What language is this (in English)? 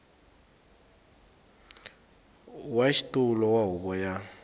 Tsonga